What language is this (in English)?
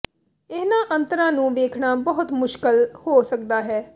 Punjabi